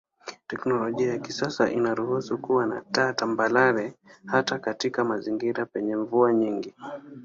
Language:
Swahili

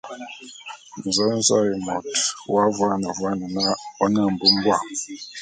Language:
Bulu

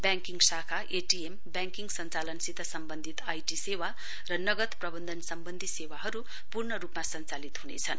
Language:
Nepali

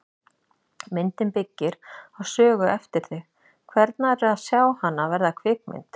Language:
Icelandic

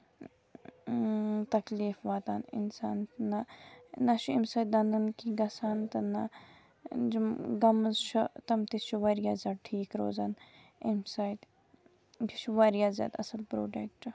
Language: Kashmiri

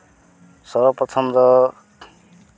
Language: Santali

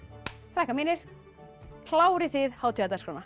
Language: Icelandic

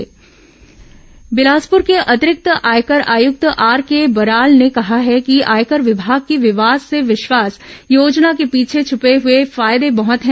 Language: Hindi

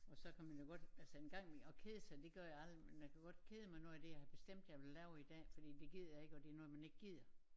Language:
Danish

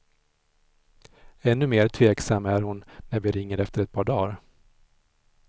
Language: Swedish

